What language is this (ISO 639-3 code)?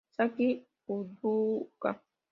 spa